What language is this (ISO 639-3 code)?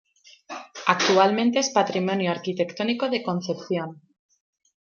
spa